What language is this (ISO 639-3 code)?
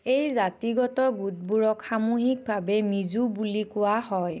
asm